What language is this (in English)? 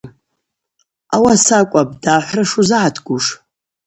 Abaza